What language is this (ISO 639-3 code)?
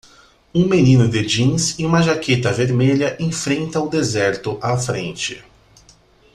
por